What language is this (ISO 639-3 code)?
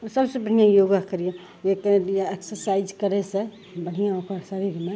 mai